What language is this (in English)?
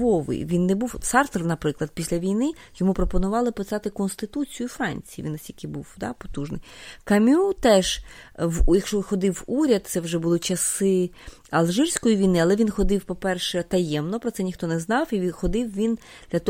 Ukrainian